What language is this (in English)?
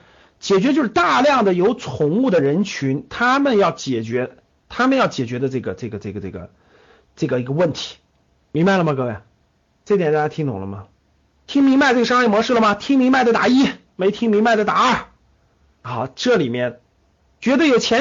Chinese